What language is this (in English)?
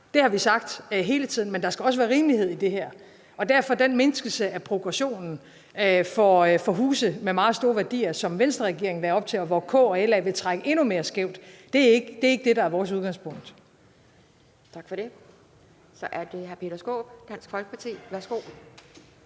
Danish